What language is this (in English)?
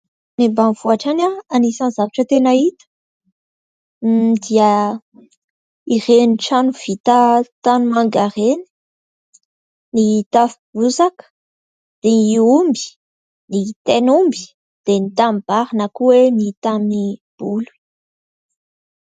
Malagasy